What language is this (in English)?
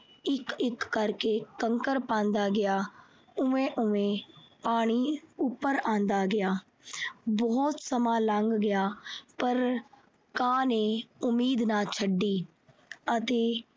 Punjabi